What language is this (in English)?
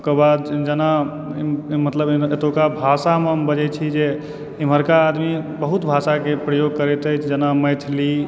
Maithili